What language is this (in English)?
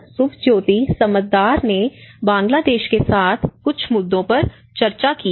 Hindi